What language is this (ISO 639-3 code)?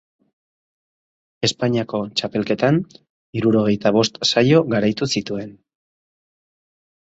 eus